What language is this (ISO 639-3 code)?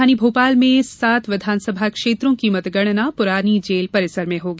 hin